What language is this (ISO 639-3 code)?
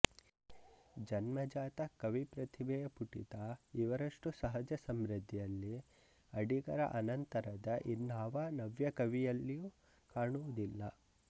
kan